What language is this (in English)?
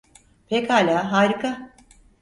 Turkish